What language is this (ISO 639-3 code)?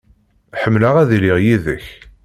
kab